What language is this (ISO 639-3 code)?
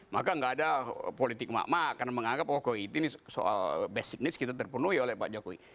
ind